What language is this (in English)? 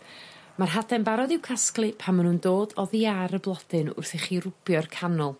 Welsh